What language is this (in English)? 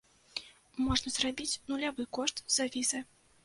Belarusian